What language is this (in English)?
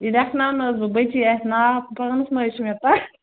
Kashmiri